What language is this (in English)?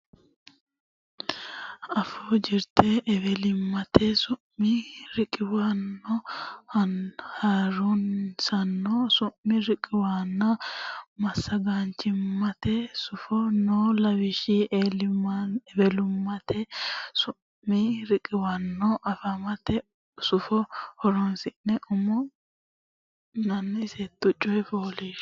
Sidamo